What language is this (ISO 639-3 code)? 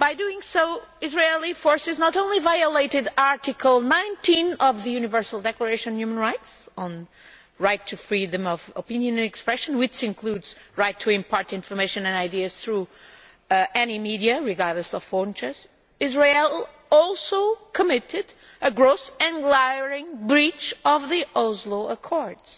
eng